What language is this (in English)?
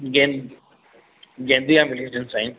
Sindhi